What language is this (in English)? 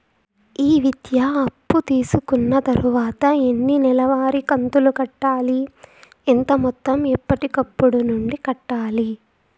Telugu